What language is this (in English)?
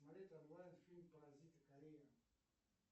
Russian